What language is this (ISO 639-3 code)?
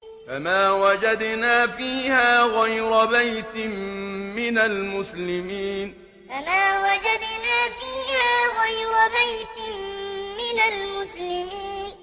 ara